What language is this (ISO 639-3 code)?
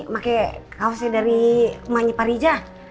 ind